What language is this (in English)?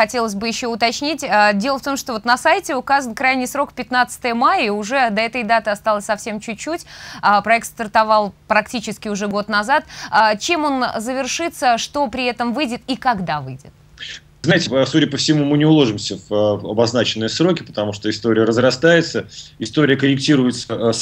Russian